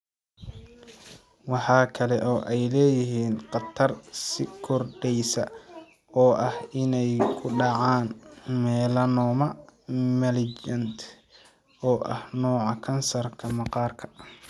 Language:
Somali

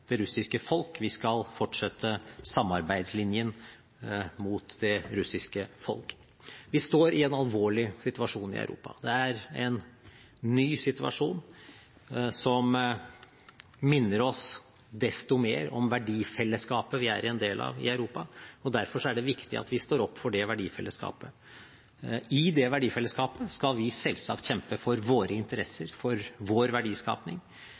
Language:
Norwegian Bokmål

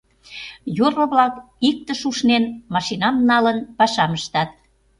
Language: Mari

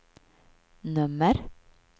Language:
Swedish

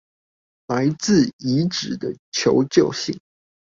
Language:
Chinese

